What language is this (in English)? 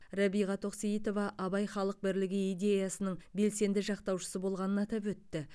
Kazakh